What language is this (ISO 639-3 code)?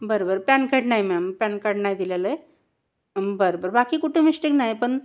mar